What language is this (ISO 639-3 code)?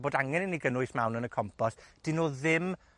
cym